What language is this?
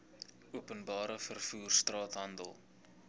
Afrikaans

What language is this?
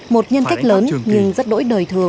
Vietnamese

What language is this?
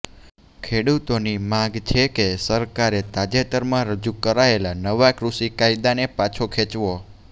Gujarati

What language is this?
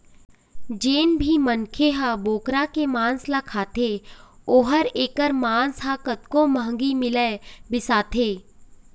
Chhattisgarhi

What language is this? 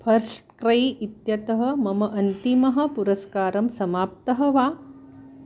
Sanskrit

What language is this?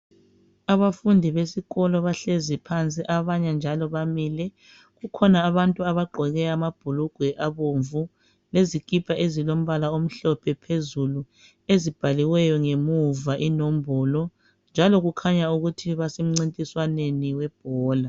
North Ndebele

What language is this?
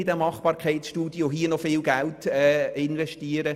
Swiss German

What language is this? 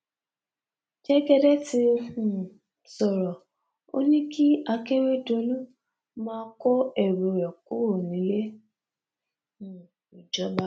Yoruba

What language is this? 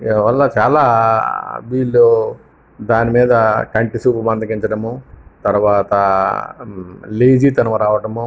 Telugu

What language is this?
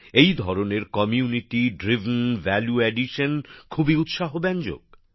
Bangla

